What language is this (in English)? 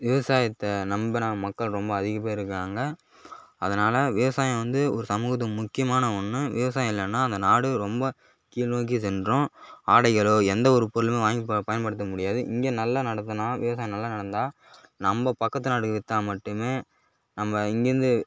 Tamil